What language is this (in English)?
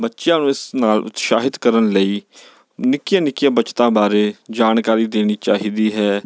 Punjabi